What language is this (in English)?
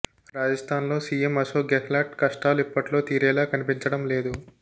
Telugu